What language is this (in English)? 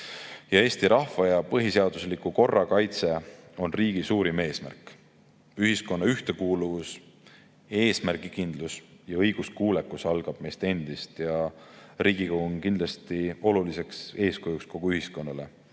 Estonian